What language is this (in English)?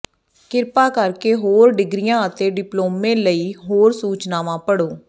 Punjabi